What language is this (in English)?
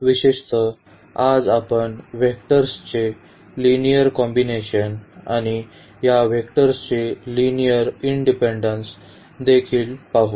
Marathi